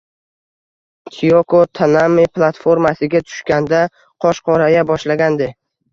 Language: Uzbek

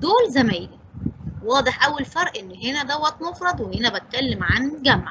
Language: Arabic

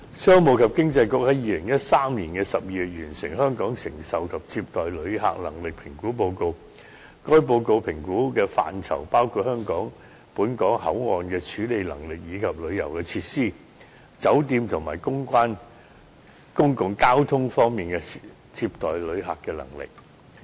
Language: Cantonese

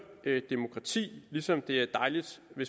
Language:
Danish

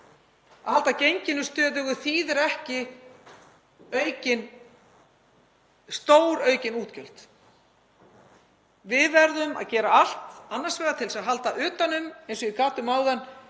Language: Icelandic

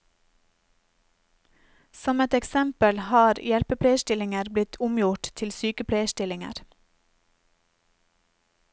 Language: Norwegian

